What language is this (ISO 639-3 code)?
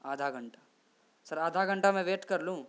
urd